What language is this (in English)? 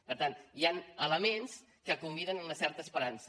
Catalan